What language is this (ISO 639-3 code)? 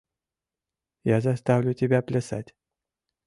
chm